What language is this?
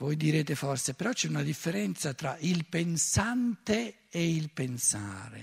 Italian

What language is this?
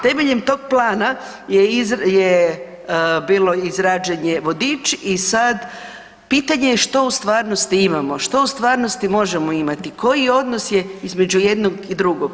Croatian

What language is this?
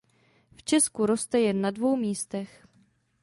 Czech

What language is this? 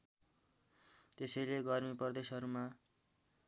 Nepali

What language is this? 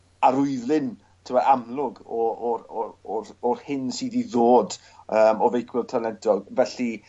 Welsh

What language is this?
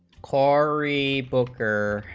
English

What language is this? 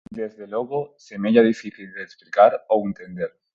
Galician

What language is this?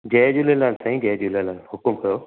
Sindhi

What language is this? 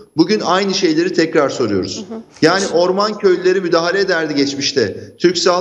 Turkish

